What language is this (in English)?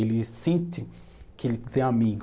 Portuguese